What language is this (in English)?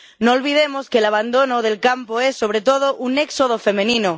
Spanish